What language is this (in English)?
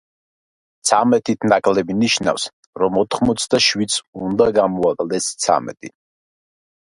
Georgian